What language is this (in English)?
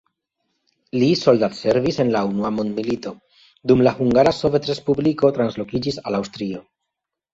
Esperanto